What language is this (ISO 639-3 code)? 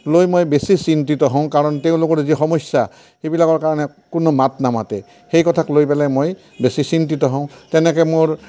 asm